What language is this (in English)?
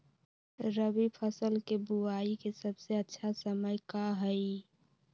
Magahi